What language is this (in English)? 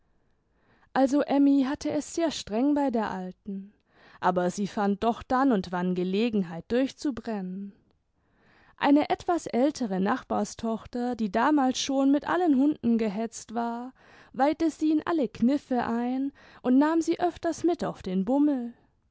German